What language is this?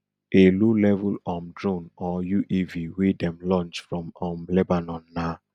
Nigerian Pidgin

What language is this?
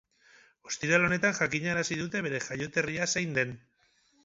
Basque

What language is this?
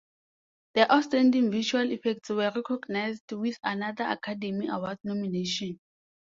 English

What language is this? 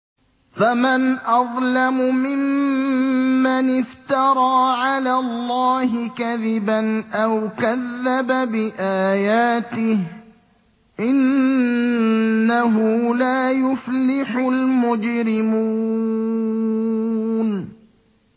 Arabic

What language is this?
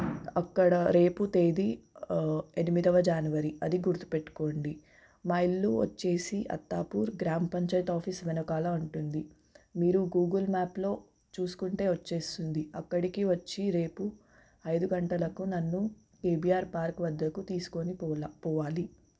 Telugu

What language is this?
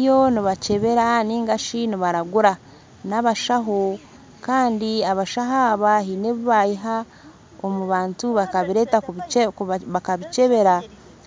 Nyankole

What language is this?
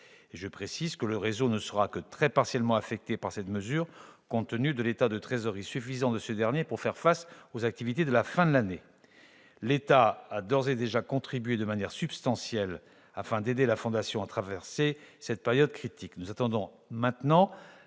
French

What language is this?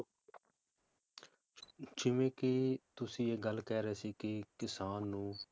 Punjabi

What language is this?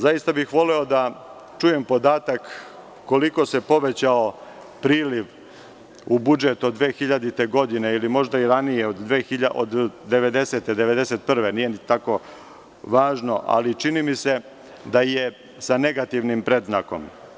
Serbian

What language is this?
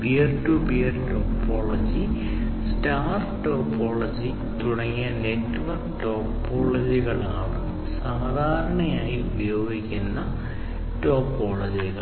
Malayalam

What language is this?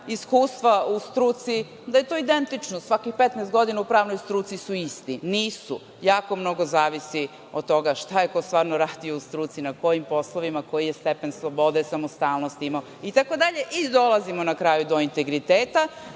Serbian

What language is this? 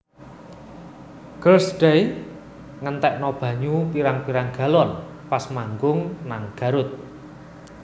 Javanese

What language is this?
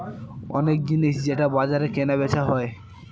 Bangla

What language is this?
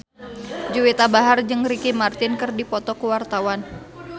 Sundanese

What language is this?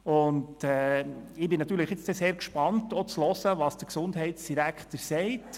Swiss German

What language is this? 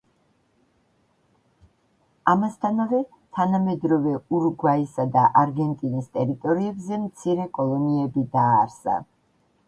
Georgian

